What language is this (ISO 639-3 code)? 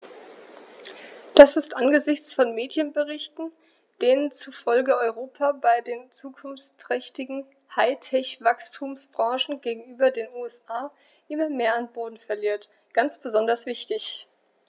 deu